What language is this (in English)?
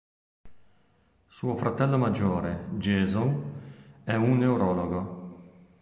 Italian